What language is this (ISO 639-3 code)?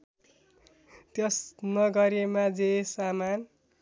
nep